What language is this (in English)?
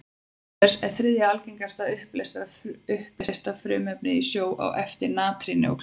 Icelandic